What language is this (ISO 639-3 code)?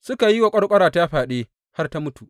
hau